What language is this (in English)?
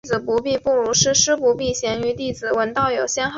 Chinese